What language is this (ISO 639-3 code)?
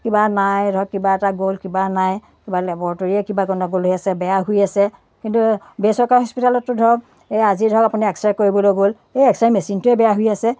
asm